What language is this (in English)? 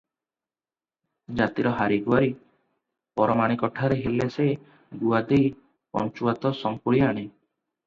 Odia